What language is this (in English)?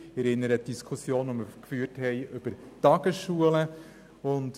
Swiss German